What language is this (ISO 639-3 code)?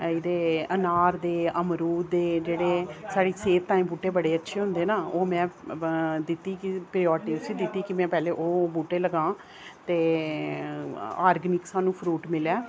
doi